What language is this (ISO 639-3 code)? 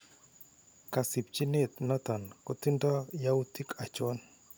kln